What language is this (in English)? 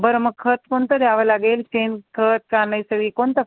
Marathi